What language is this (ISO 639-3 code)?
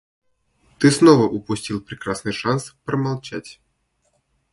rus